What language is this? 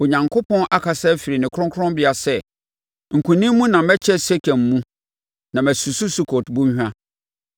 Akan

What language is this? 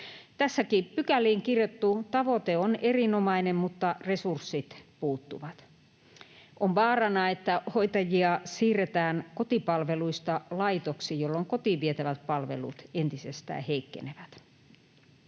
Finnish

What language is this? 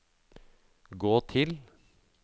Norwegian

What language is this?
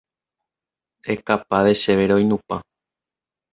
Guarani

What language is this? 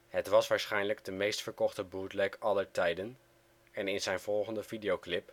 Dutch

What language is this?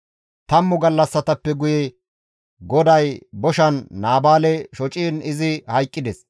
Gamo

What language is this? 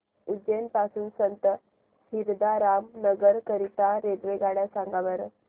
Marathi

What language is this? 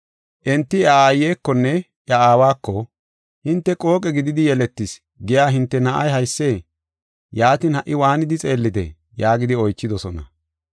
Gofa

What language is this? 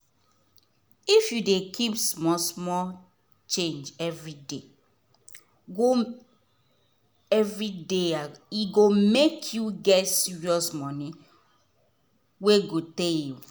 Nigerian Pidgin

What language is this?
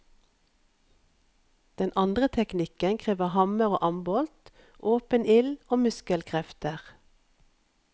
Norwegian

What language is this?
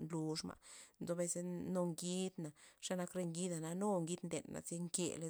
Loxicha Zapotec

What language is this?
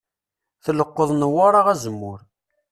Kabyle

